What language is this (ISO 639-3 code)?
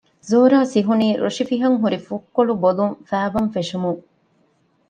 div